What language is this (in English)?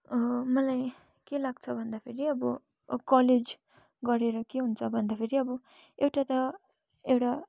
Nepali